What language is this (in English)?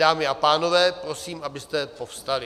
Czech